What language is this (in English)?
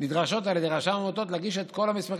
Hebrew